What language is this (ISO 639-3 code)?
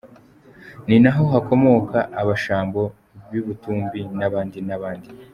kin